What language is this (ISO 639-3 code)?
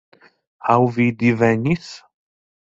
epo